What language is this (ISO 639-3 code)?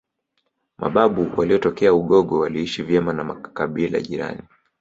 swa